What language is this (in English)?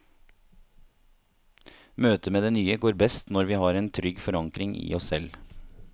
Norwegian